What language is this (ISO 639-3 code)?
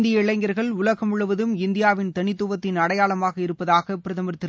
tam